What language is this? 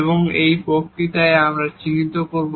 Bangla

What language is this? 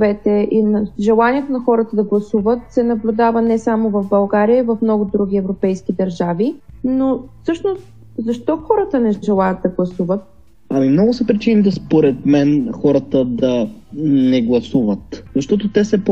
Bulgarian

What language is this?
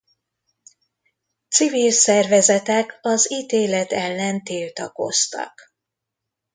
Hungarian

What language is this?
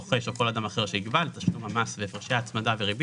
Hebrew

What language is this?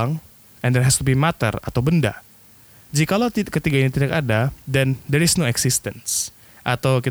Indonesian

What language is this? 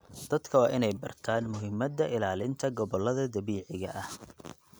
Somali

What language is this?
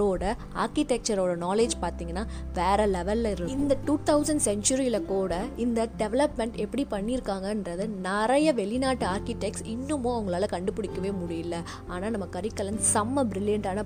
Tamil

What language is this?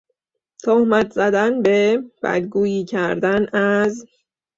Persian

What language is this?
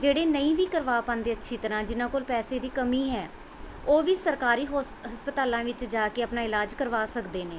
Punjabi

